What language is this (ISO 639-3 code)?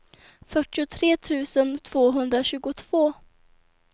swe